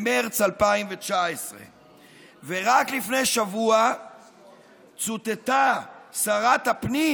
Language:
Hebrew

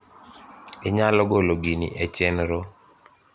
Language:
Luo (Kenya and Tanzania)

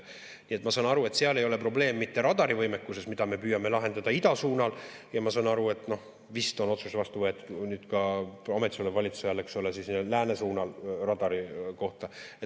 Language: Estonian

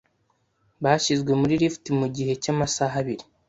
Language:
Kinyarwanda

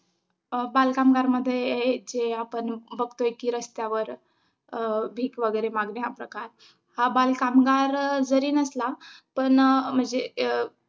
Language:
Marathi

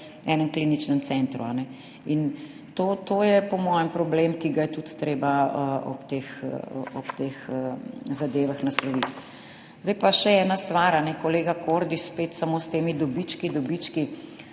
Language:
Slovenian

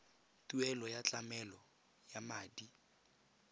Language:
Tswana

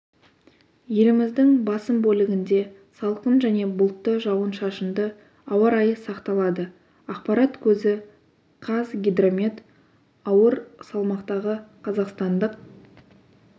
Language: Kazakh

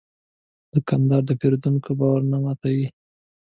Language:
Pashto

